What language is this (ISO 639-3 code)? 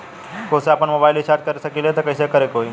bho